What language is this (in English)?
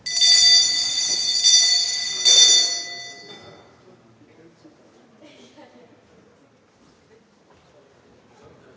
Danish